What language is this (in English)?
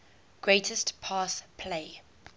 English